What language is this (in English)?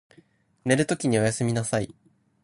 Japanese